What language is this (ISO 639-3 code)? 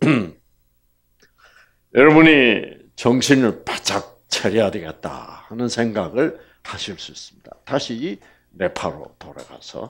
kor